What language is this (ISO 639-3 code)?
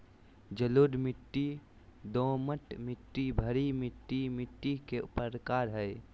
mag